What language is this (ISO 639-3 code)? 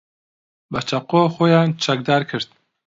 ckb